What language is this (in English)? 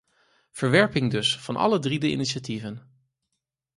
Dutch